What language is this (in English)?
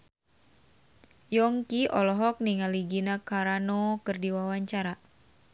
Sundanese